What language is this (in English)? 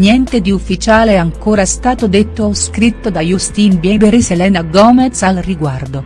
Italian